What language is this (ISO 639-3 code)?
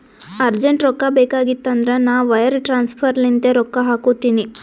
kan